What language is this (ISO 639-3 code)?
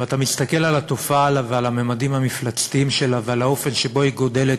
heb